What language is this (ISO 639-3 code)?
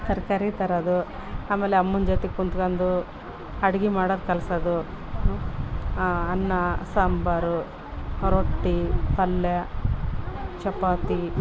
kan